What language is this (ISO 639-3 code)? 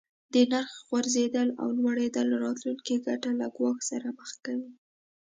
pus